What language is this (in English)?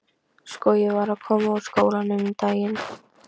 Icelandic